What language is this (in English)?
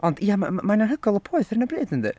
Welsh